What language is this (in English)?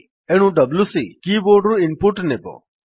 Odia